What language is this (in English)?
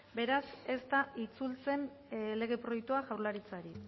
Basque